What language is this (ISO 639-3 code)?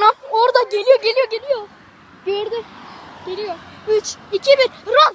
tur